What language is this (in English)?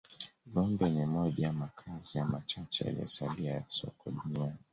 Swahili